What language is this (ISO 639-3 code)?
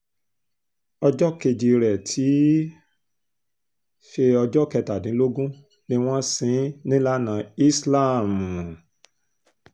yor